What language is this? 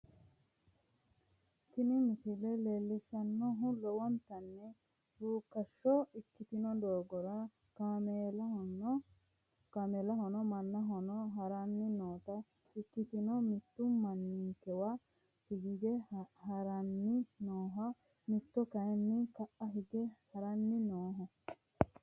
Sidamo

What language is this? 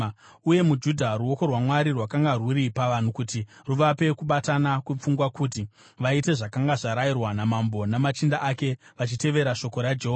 Shona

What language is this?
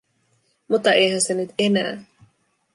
Finnish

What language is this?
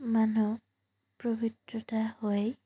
Assamese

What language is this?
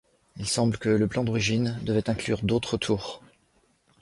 French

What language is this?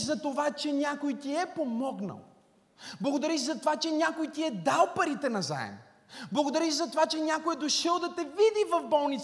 Bulgarian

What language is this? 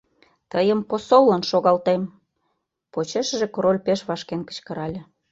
Mari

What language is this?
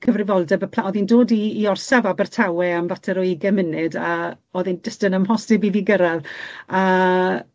Welsh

